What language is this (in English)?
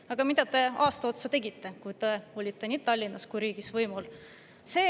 Estonian